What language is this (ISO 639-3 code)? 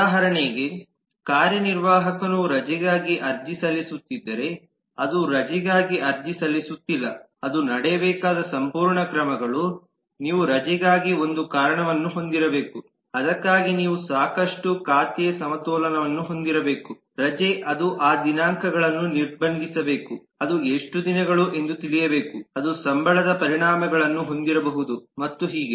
kan